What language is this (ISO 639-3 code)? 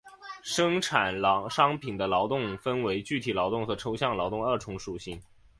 zho